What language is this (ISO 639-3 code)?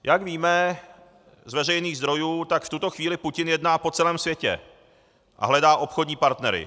ces